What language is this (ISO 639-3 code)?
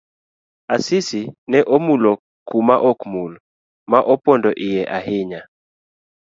luo